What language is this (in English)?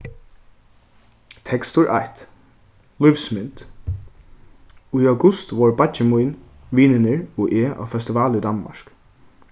Faroese